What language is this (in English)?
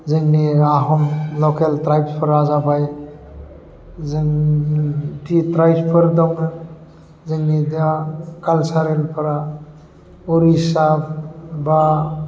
Bodo